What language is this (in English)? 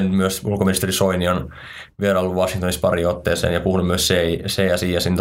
Finnish